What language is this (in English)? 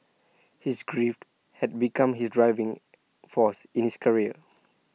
English